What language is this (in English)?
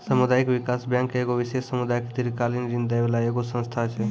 Maithili